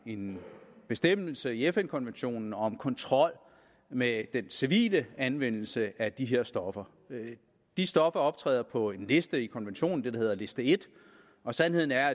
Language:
Danish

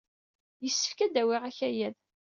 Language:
Kabyle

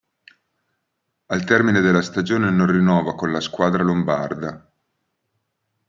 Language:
Italian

